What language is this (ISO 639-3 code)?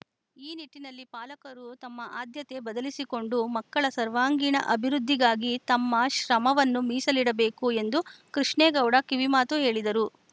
kan